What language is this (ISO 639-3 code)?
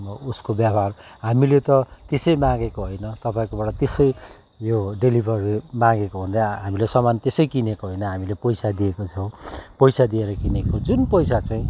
nep